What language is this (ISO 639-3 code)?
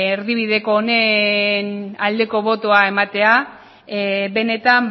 eus